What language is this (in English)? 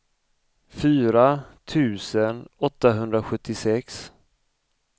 Swedish